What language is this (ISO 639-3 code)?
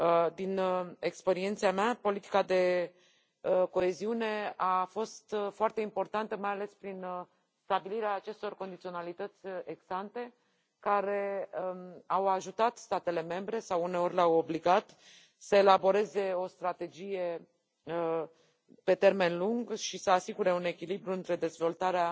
ron